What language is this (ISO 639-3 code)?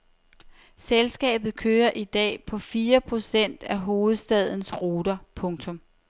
dan